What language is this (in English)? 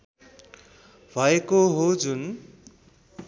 Nepali